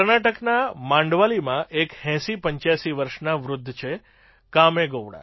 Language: Gujarati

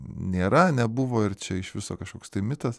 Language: Lithuanian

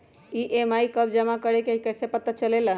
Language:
Magahi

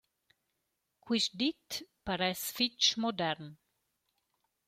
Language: Romansh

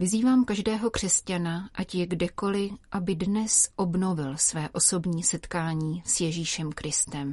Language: Czech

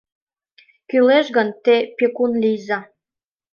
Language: Mari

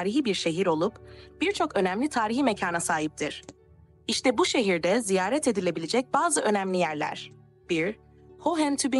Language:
Turkish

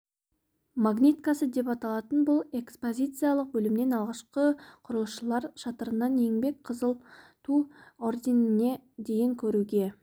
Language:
Kazakh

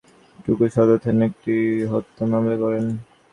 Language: Bangla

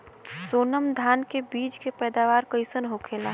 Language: Bhojpuri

